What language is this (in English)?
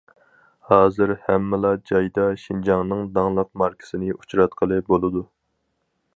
Uyghur